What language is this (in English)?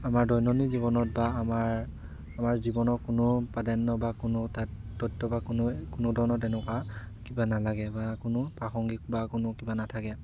Assamese